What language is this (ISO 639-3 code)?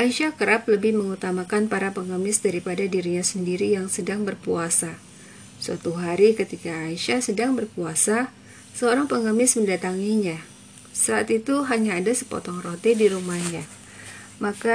ind